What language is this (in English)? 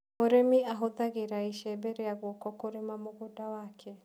Kikuyu